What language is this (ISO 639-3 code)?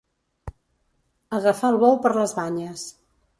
cat